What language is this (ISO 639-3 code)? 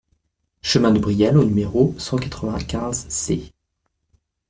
fra